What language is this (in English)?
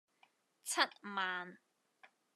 Cantonese